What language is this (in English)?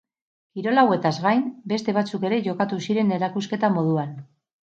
Basque